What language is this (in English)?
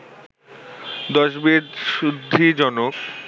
Bangla